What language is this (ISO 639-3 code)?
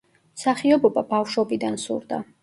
kat